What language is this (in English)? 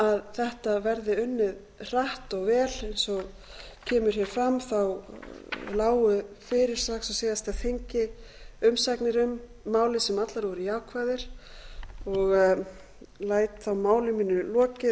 Icelandic